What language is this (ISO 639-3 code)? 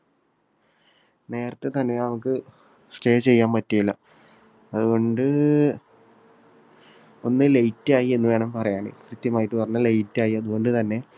mal